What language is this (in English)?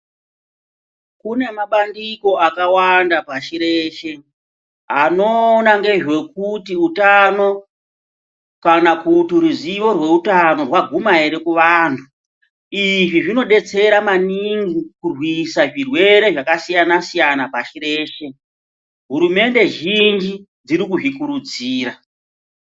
Ndau